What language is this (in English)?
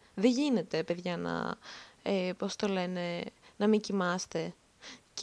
Greek